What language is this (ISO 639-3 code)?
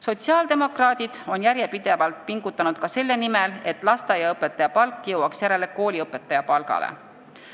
est